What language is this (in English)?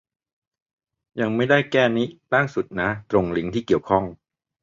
Thai